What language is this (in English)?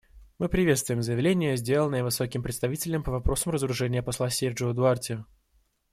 Russian